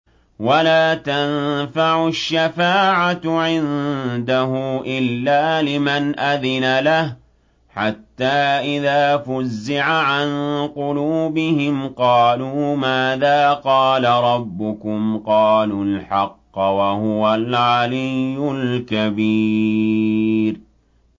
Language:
Arabic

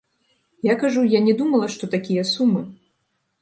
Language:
Belarusian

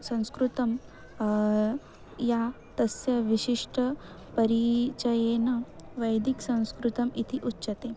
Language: Sanskrit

